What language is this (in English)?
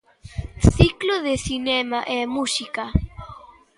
Galician